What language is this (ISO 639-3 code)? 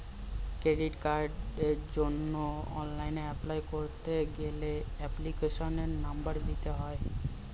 ben